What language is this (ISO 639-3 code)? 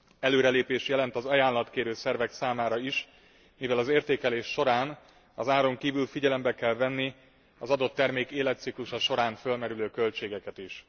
hun